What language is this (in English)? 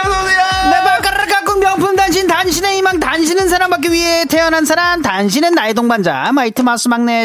Korean